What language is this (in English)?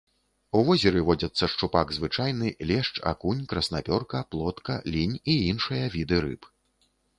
Belarusian